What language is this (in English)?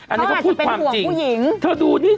Thai